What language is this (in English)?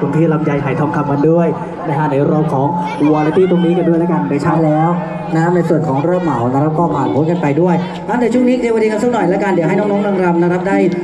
Thai